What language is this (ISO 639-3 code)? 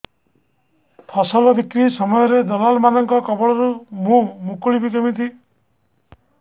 ori